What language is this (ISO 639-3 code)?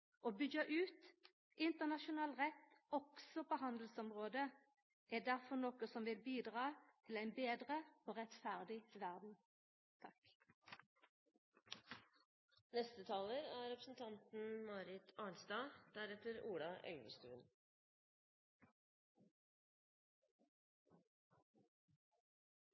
nno